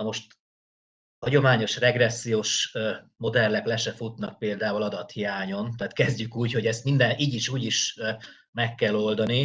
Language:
Hungarian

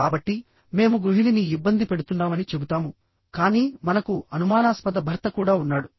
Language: Telugu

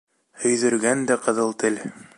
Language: Bashkir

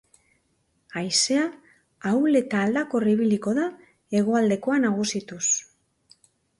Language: Basque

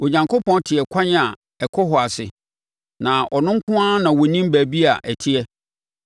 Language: Akan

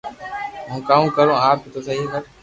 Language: Loarki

